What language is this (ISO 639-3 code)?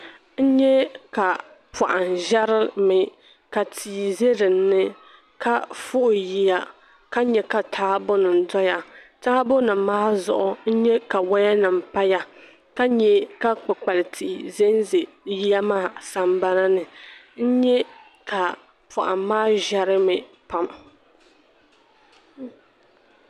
dag